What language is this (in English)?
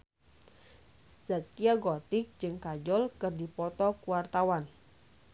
Sundanese